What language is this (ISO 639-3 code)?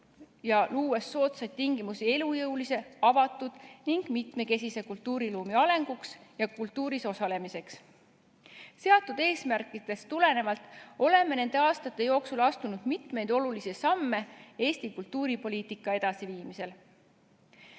est